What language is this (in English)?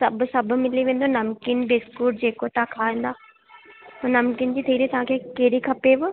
Sindhi